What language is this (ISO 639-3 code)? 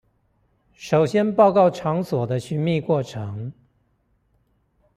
zho